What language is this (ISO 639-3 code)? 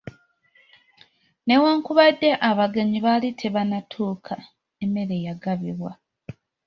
lug